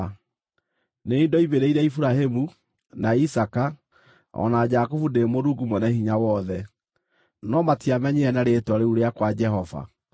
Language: Kikuyu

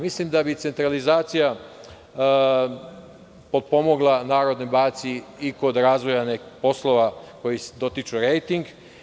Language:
Serbian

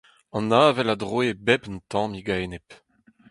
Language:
Breton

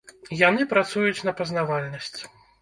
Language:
Belarusian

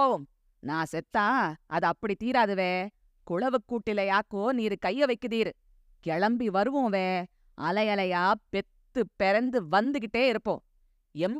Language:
Tamil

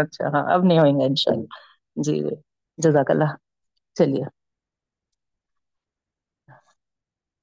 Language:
Urdu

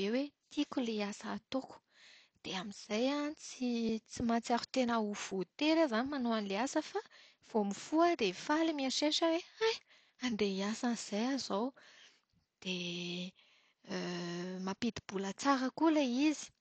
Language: Malagasy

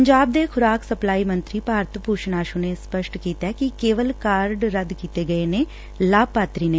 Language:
Punjabi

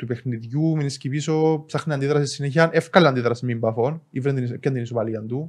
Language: Greek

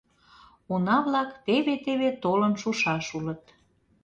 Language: Mari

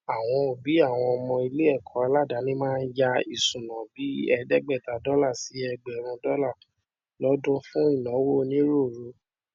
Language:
Yoruba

